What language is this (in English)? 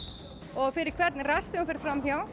Icelandic